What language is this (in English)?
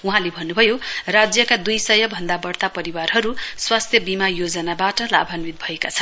Nepali